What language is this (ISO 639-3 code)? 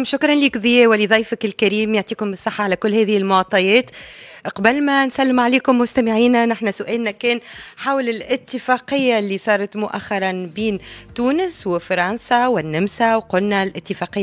ara